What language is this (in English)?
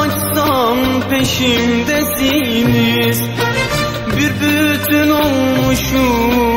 Turkish